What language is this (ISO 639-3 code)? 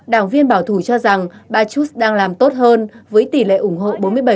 vie